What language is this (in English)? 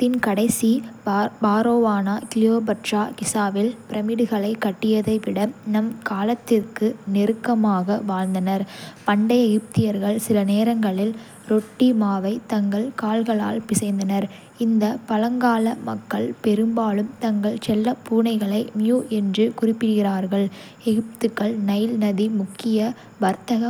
Kota (India)